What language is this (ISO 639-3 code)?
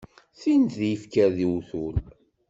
kab